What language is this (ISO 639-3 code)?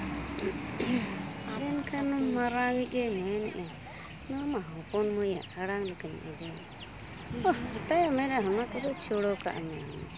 sat